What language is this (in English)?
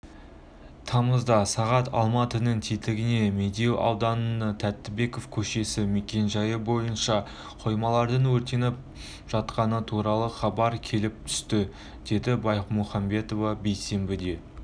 Kazakh